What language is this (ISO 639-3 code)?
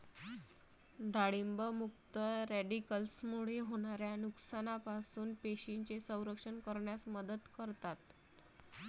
mar